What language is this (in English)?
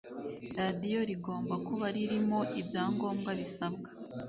Kinyarwanda